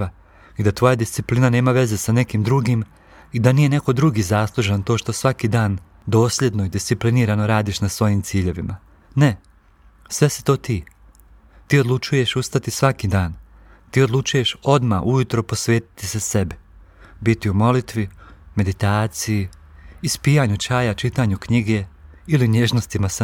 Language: Croatian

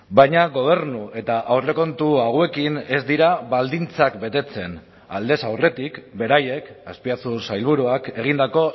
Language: Basque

